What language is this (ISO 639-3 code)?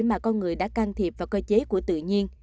vie